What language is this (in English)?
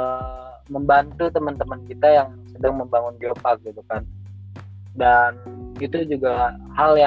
Indonesian